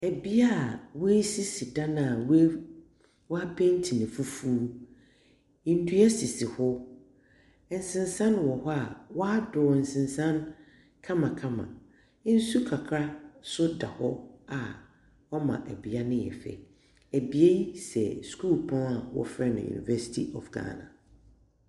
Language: Akan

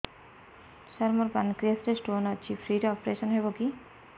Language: Odia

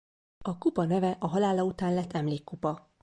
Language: Hungarian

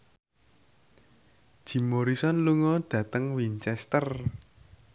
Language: Javanese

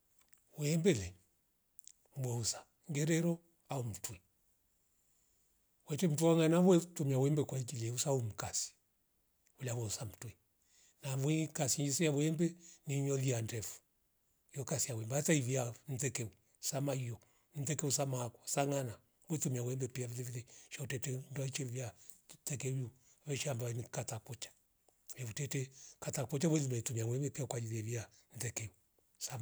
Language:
Rombo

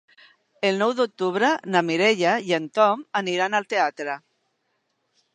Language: Catalan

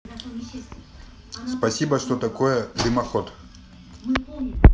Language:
Russian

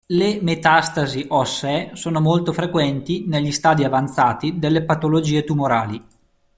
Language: Italian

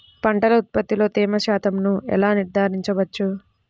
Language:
Telugu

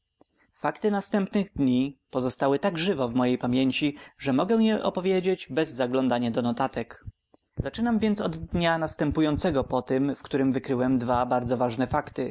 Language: Polish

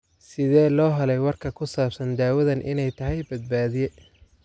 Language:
Somali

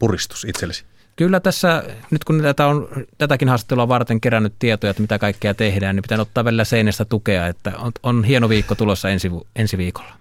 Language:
Finnish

